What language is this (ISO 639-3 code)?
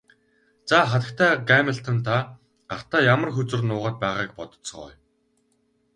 mon